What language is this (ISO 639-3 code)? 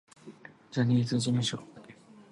jpn